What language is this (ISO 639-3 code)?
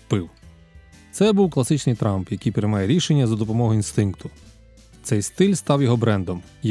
ukr